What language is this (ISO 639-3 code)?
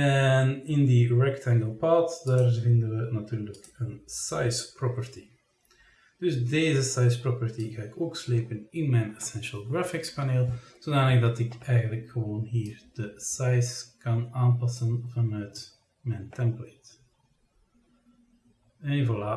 nld